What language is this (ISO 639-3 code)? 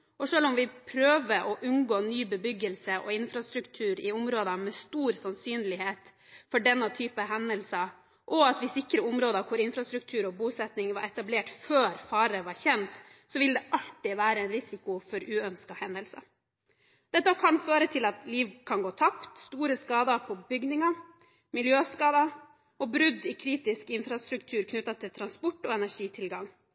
nob